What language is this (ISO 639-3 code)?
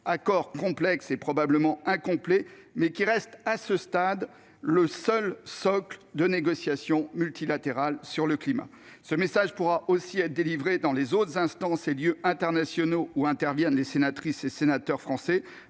fra